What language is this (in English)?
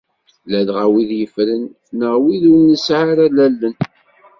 Kabyle